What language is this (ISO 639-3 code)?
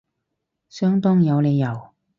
yue